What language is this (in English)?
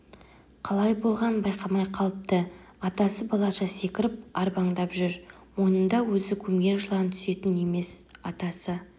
Kazakh